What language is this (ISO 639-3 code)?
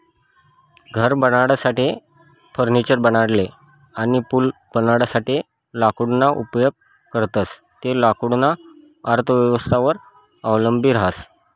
mar